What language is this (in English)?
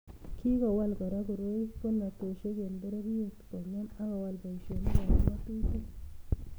Kalenjin